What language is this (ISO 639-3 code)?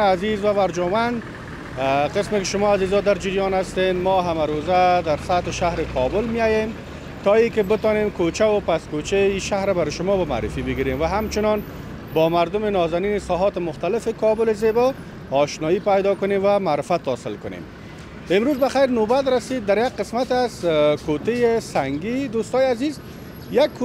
fas